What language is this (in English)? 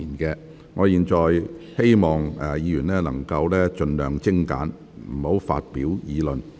Cantonese